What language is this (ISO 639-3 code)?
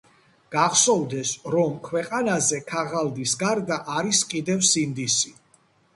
kat